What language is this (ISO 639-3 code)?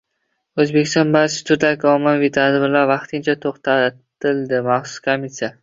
uzb